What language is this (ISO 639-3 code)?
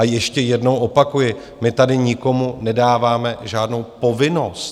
ces